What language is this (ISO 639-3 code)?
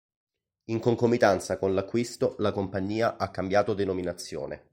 ita